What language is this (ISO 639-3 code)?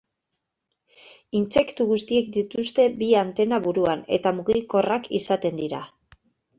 eus